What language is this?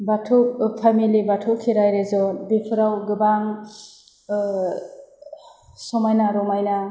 Bodo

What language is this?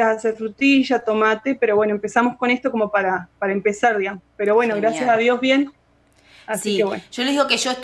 Spanish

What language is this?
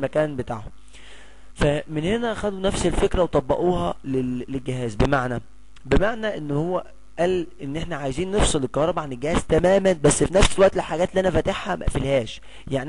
Arabic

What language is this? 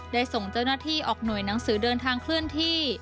Thai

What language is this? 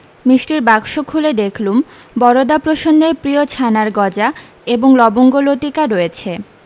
Bangla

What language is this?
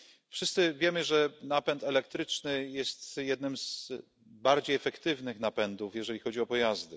Polish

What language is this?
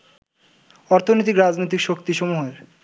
Bangla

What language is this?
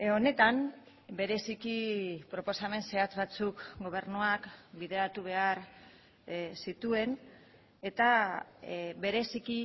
Basque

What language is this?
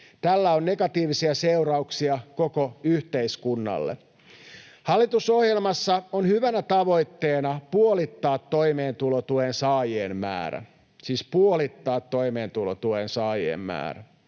Finnish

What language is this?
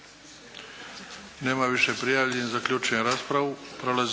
Croatian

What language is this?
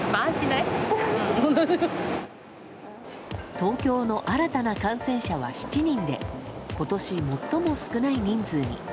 Japanese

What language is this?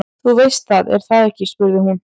Icelandic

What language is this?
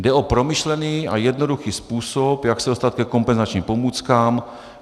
Czech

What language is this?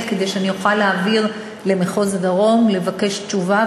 Hebrew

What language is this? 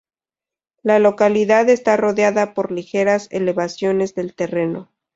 Spanish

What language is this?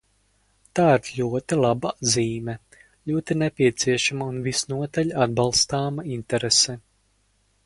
Latvian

